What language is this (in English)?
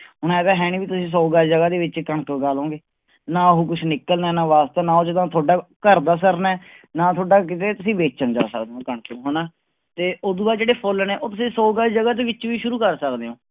Punjabi